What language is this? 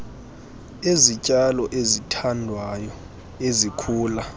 Xhosa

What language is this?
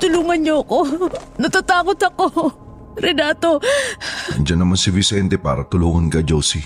Filipino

